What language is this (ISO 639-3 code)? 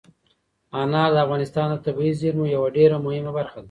pus